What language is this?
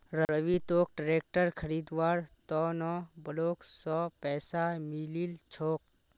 Magahi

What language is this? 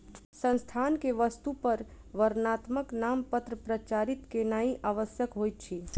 Maithili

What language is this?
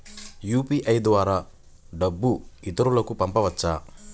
Telugu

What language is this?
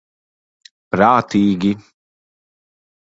Latvian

